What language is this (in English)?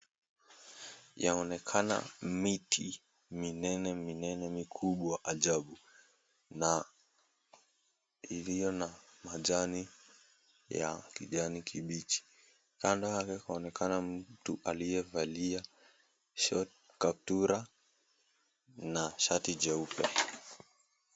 Swahili